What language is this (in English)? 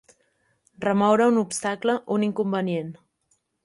Catalan